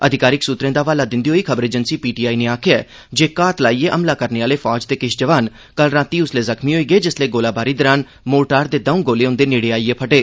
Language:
Dogri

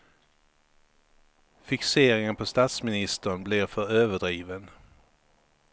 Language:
Swedish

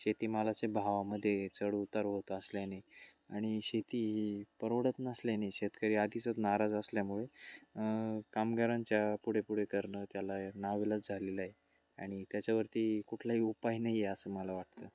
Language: Marathi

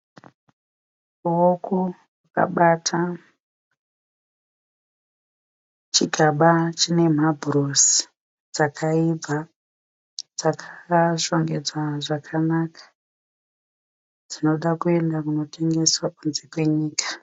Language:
Shona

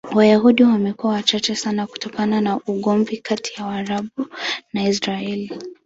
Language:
Swahili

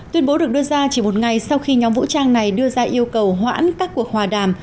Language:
Vietnamese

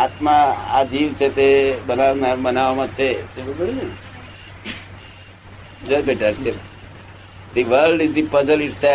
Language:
Gujarati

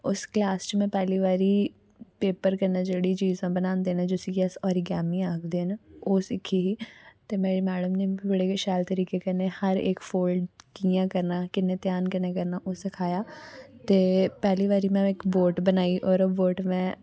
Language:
Dogri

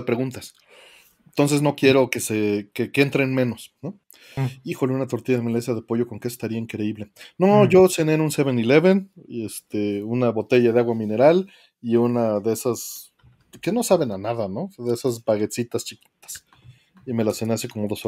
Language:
Spanish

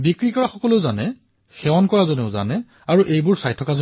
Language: Assamese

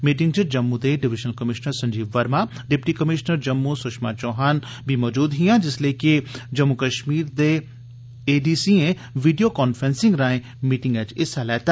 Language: Dogri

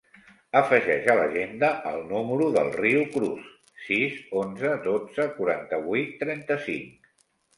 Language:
Catalan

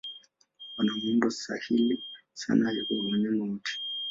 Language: Swahili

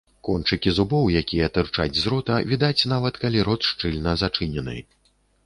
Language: Belarusian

